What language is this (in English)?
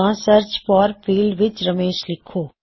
Punjabi